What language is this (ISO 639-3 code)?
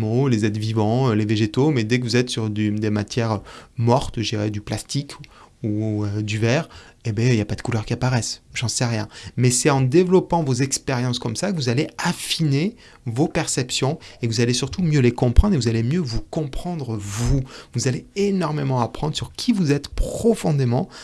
fra